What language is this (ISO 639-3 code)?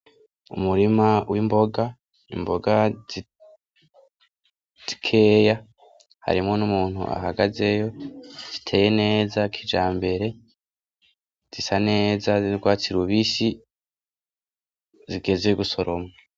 run